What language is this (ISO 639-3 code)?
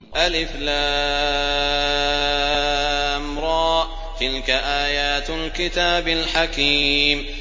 ara